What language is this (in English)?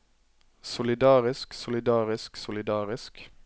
Norwegian